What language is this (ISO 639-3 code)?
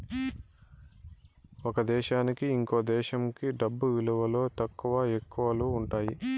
tel